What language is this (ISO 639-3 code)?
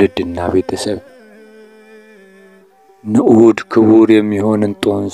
ara